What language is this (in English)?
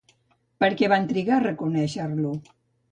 Catalan